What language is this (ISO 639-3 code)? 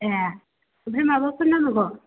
brx